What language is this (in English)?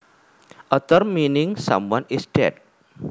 Javanese